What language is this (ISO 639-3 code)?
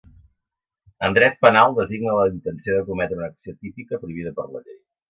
cat